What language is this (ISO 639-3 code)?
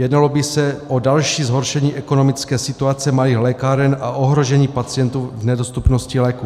ces